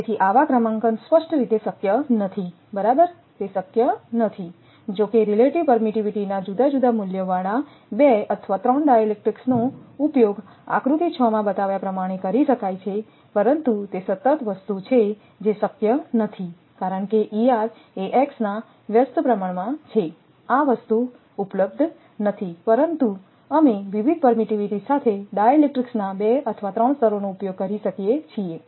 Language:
Gujarati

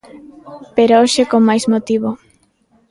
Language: Galician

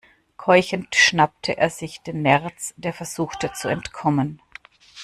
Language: German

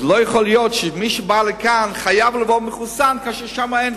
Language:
Hebrew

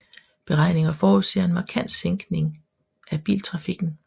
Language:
Danish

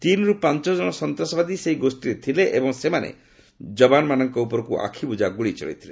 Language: Odia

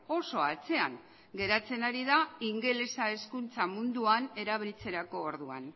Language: Basque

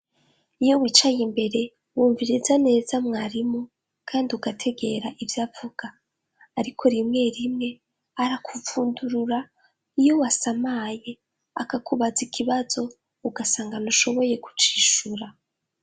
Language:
Rundi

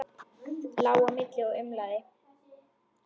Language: Icelandic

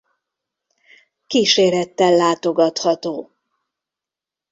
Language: Hungarian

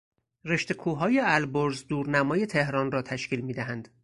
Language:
Persian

